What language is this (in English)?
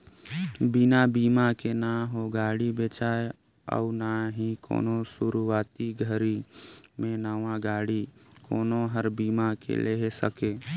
Chhattisgarhi